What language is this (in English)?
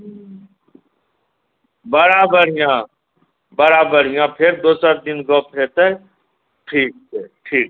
Maithili